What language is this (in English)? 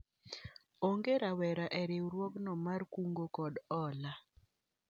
Luo (Kenya and Tanzania)